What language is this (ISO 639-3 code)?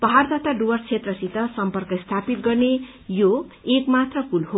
nep